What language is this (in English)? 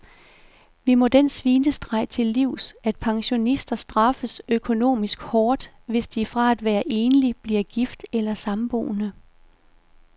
Danish